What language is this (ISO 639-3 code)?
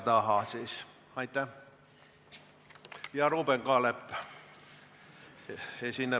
est